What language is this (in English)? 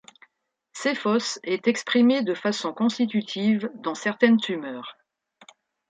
French